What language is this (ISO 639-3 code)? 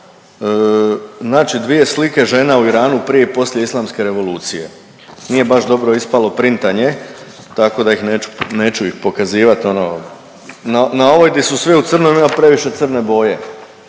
hrv